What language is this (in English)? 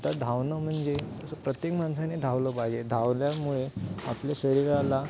Marathi